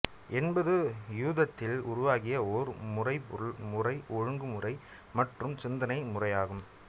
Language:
Tamil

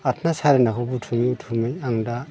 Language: Bodo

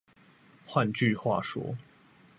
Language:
Chinese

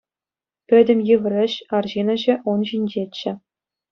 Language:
Chuvash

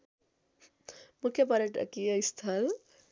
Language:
Nepali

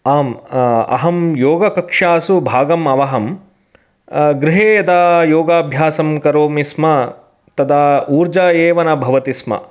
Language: Sanskrit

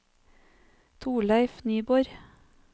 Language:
Norwegian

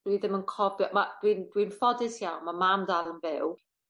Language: Welsh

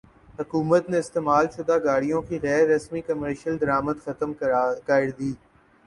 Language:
Urdu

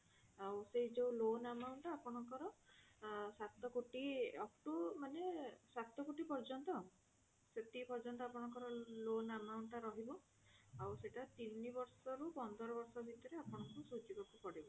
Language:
Odia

